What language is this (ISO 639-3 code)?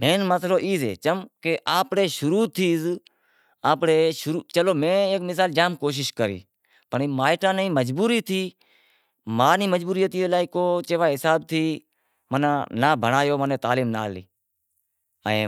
kxp